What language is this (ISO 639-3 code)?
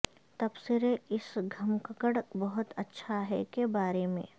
urd